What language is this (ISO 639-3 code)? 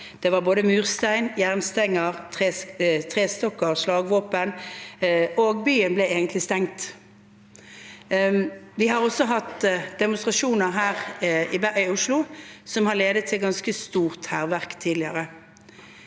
nor